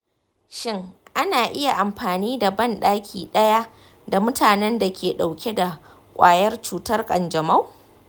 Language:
Hausa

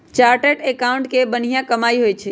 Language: Magahi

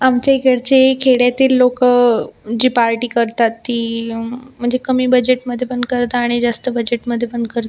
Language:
Marathi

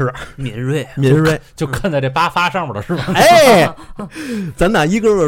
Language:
Chinese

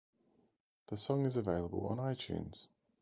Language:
English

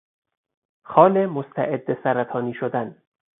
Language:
Persian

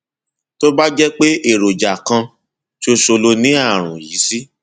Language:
Yoruba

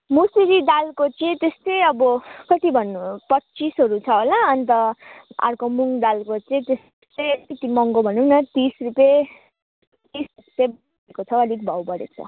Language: Nepali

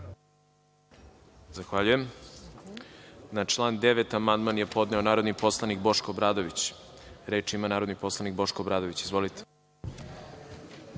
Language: Serbian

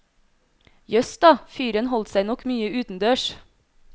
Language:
Norwegian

